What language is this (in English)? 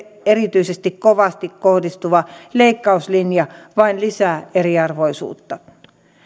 Finnish